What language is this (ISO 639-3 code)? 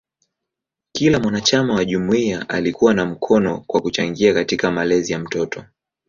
swa